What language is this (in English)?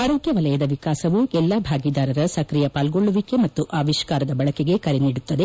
Kannada